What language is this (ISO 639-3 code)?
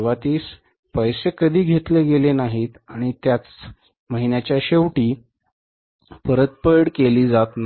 mar